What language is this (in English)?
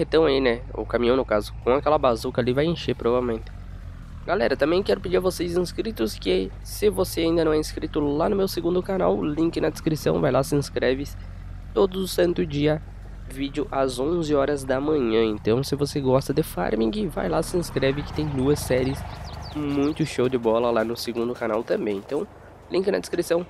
Portuguese